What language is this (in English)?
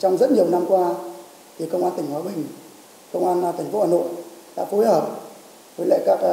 Vietnamese